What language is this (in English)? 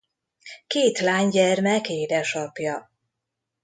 Hungarian